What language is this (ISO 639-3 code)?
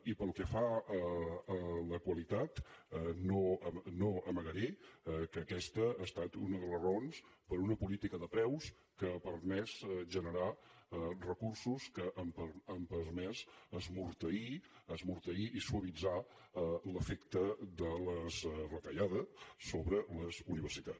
cat